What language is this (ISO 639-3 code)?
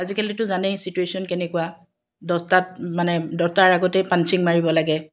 asm